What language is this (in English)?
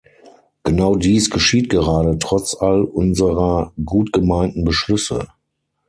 German